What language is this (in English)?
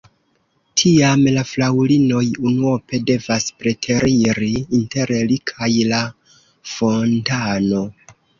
Esperanto